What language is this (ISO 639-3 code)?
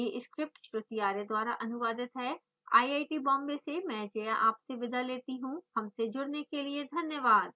hin